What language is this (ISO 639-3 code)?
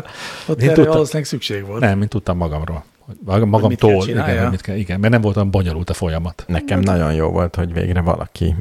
hun